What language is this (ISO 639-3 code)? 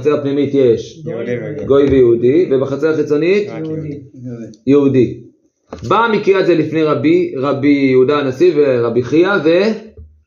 heb